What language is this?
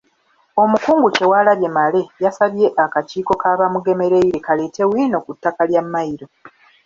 Ganda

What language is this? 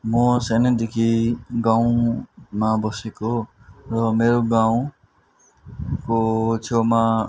Nepali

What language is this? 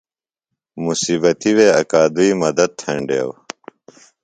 Phalura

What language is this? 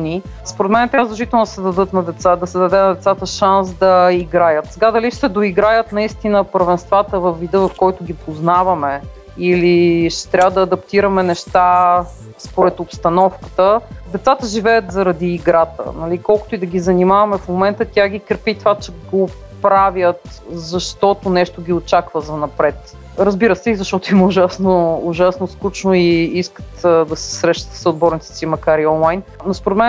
Bulgarian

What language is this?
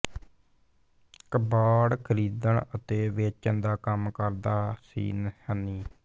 Punjabi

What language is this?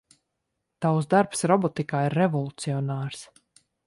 Latvian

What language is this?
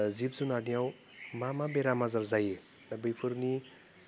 Bodo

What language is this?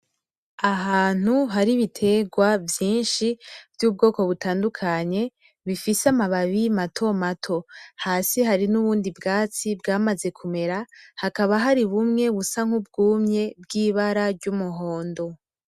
Rundi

